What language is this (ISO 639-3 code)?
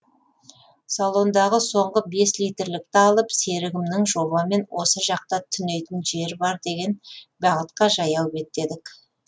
kaz